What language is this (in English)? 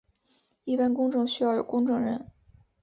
Chinese